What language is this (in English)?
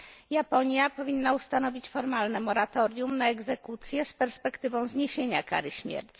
Polish